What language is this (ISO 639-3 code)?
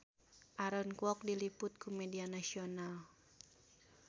sun